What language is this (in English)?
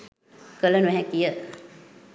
Sinhala